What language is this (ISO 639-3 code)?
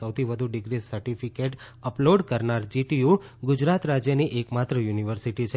guj